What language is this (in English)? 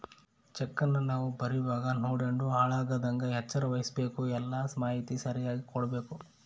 Kannada